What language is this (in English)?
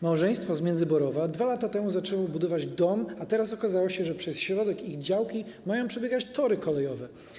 Polish